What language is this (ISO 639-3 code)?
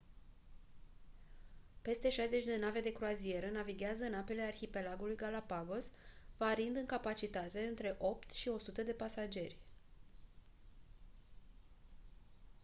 ron